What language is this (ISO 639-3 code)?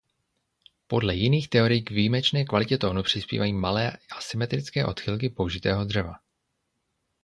ces